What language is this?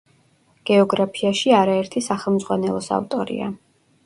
Georgian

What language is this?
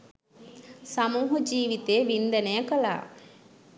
Sinhala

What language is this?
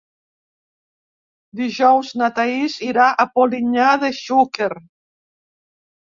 Catalan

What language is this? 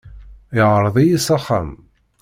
Kabyle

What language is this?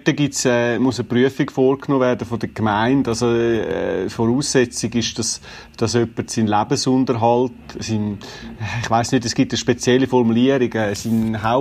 German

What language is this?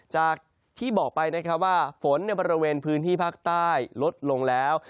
Thai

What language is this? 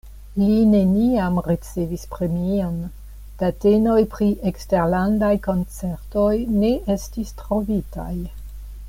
Esperanto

